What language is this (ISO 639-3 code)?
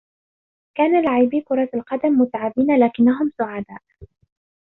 ara